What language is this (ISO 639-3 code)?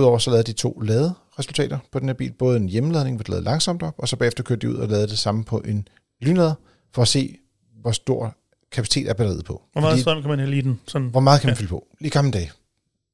dan